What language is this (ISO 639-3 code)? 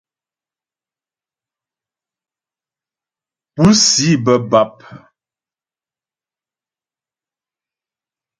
bbj